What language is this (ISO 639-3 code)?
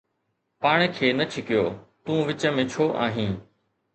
snd